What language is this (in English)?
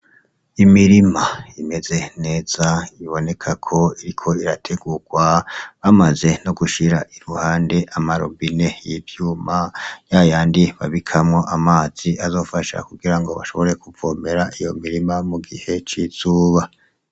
Rundi